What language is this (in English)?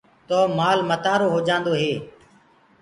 Gurgula